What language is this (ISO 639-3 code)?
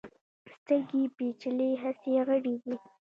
pus